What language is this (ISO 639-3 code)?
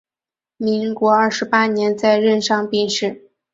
zho